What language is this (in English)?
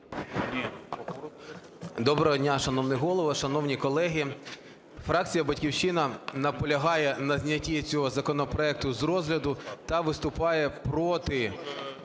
Ukrainian